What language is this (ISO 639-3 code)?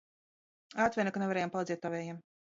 lav